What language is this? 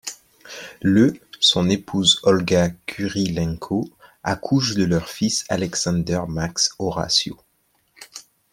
French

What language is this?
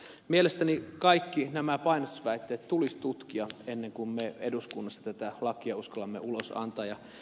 Finnish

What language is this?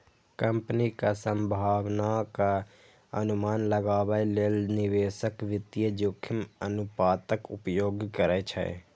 Maithili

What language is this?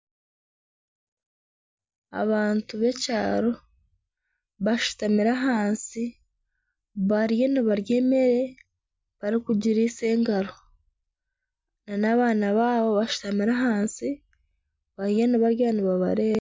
Nyankole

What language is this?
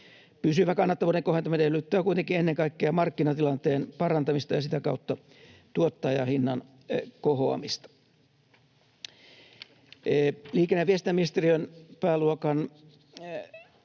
Finnish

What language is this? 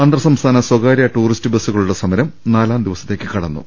Malayalam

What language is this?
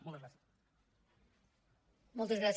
Catalan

